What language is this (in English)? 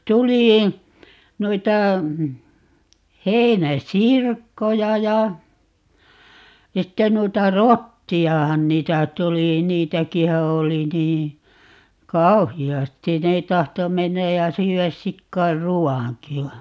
Finnish